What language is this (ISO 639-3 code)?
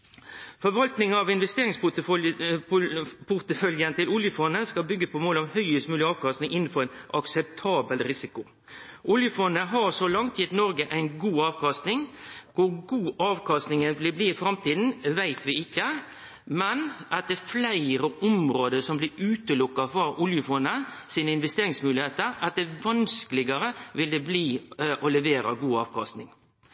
nno